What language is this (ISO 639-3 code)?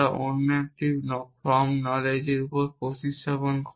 ben